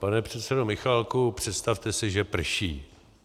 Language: Czech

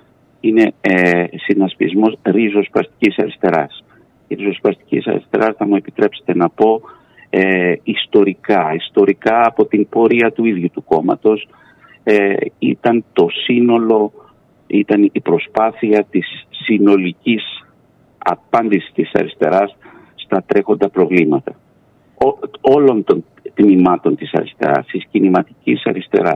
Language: Greek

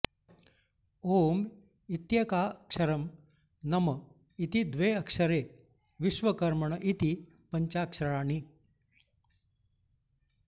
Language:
Sanskrit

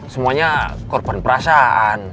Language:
Indonesian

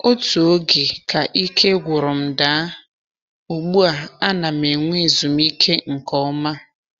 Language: Igbo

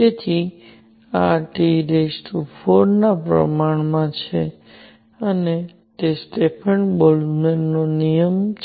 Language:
Gujarati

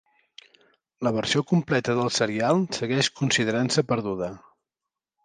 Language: Catalan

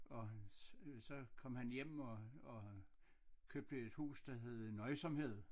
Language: Danish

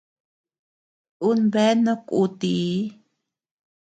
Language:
Tepeuxila Cuicatec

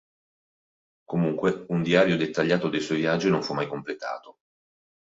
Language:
Italian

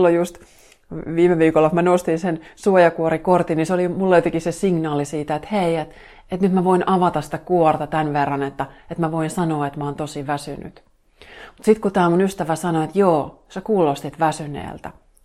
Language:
Finnish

